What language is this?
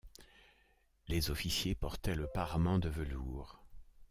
French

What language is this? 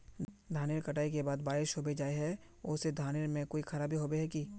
Magahi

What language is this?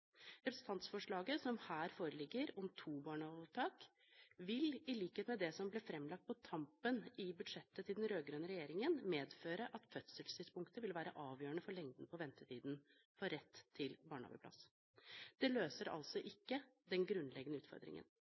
Norwegian Bokmål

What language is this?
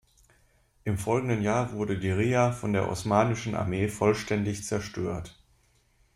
German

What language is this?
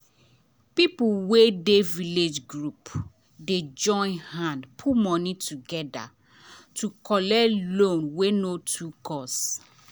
Nigerian Pidgin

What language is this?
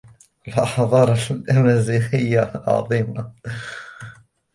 Arabic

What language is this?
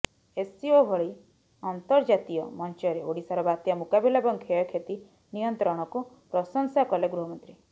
Odia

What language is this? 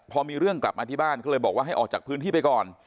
Thai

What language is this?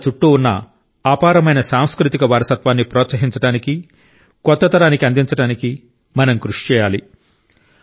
Telugu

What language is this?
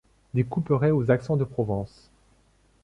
French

